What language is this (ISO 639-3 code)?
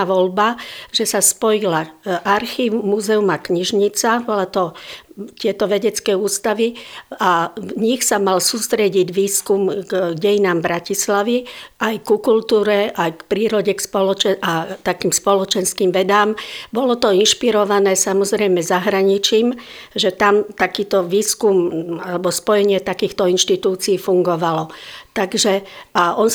slk